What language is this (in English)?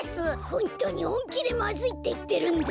Japanese